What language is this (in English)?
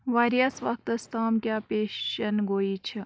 Kashmiri